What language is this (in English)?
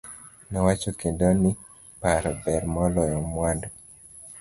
Luo (Kenya and Tanzania)